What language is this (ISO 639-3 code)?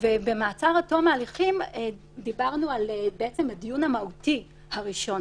heb